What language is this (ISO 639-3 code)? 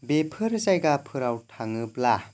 brx